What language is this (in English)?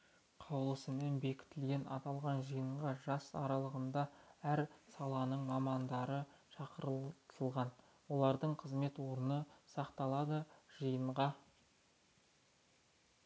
Kazakh